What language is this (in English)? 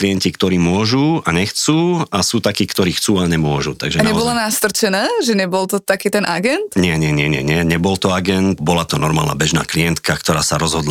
Slovak